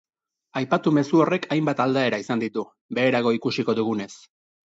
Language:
Basque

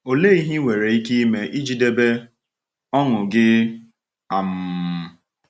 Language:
Igbo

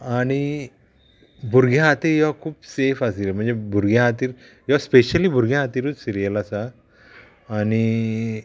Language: Konkani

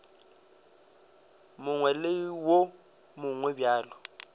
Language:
Northern Sotho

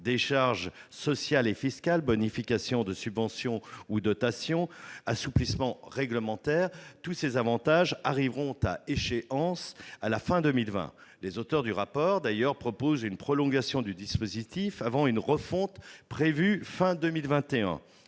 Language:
French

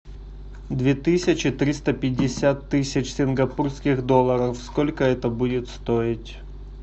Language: Russian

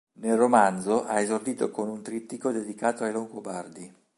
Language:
Italian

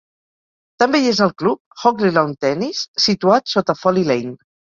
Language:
Catalan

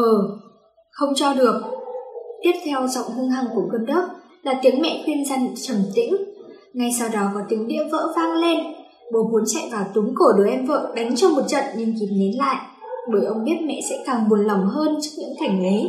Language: Vietnamese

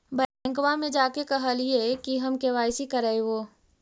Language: Magahi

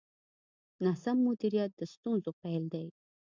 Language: Pashto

